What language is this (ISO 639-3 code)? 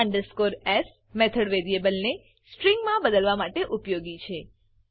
guj